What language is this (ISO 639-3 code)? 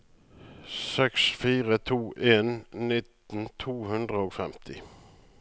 nor